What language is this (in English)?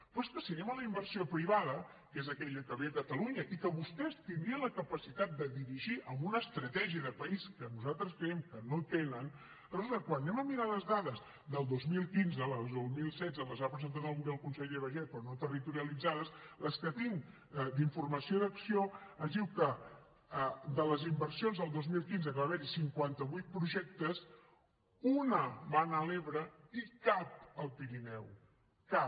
Catalan